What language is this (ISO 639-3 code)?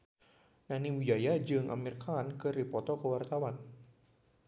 sun